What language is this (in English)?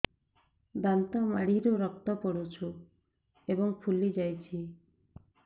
Odia